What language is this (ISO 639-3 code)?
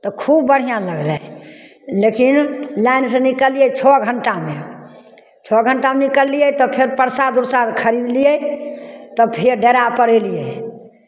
mai